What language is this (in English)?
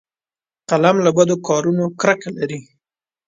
Pashto